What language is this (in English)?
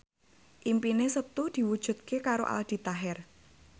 Javanese